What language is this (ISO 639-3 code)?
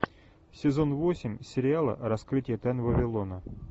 rus